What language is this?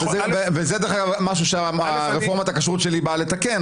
Hebrew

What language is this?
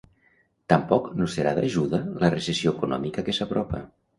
Catalan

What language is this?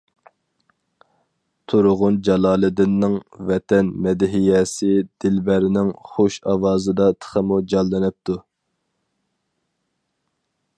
Uyghur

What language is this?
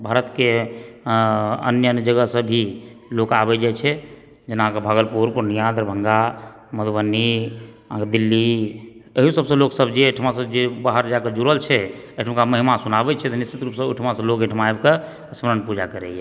Maithili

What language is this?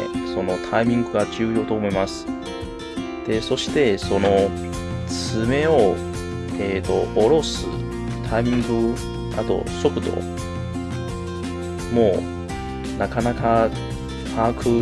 Japanese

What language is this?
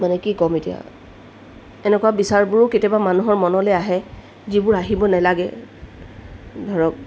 Assamese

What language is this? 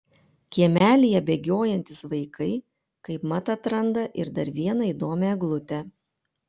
Lithuanian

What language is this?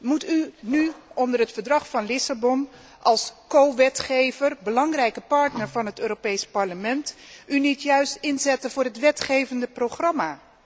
Dutch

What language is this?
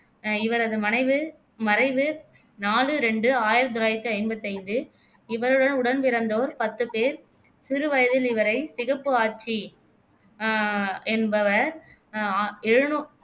Tamil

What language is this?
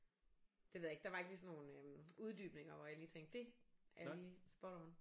Danish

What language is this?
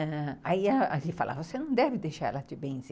Portuguese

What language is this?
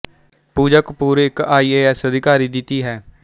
Punjabi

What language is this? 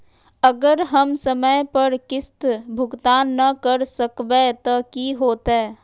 Magahi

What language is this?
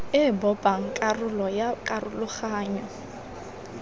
Tswana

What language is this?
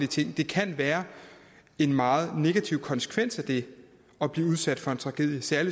Danish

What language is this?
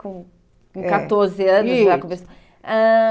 Portuguese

